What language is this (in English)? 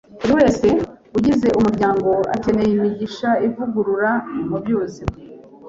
Kinyarwanda